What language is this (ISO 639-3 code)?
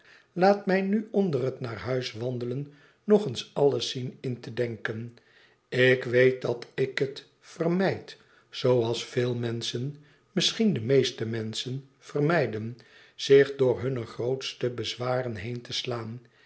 nld